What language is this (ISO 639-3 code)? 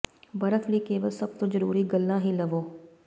pan